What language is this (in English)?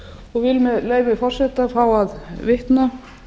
Icelandic